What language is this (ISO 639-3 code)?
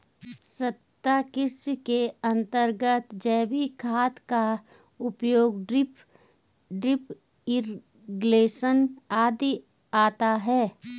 hin